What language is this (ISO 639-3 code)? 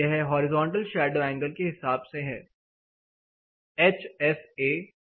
hin